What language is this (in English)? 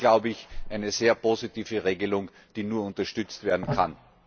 German